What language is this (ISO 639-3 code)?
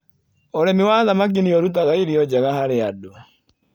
kik